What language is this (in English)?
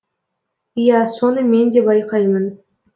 Kazakh